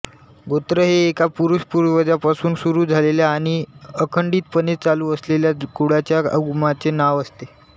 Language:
Marathi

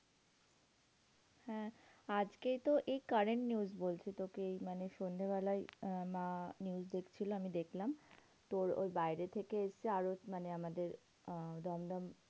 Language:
Bangla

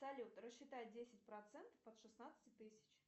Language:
Russian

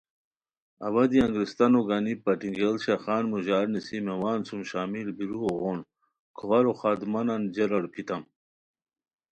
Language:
Khowar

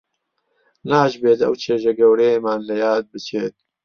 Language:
Central Kurdish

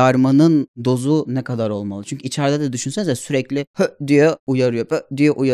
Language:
Turkish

